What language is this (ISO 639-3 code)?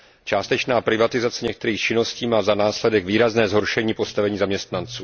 ces